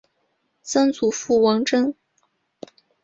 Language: Chinese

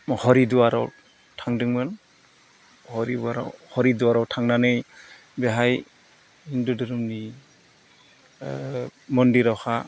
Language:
Bodo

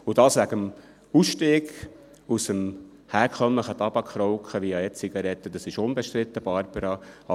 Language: Swiss German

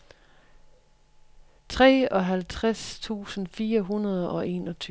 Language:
Danish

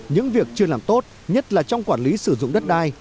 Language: Vietnamese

